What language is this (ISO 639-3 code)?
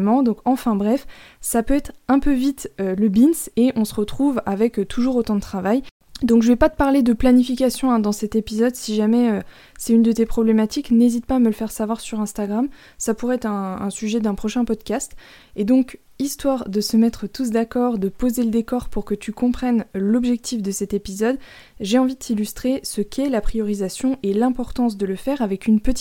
fra